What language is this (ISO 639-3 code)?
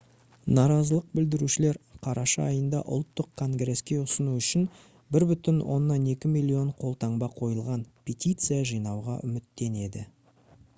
kaz